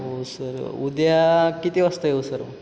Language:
Marathi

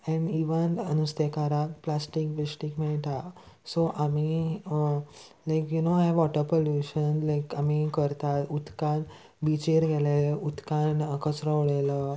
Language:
Konkani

